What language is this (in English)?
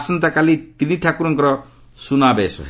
Odia